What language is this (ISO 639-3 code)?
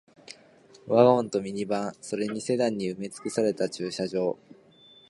jpn